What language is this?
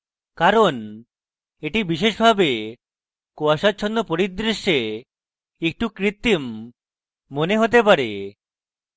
Bangla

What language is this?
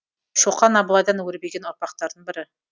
Kazakh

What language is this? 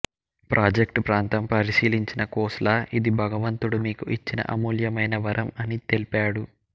Telugu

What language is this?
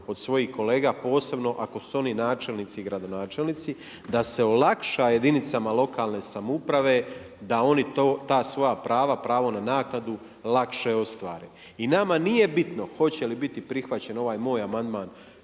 Croatian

